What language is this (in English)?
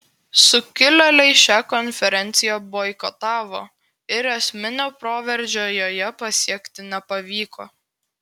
Lithuanian